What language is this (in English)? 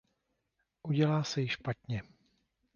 Czech